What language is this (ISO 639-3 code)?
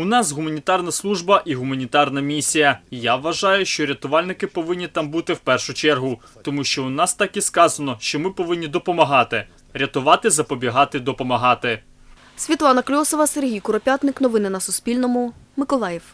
ukr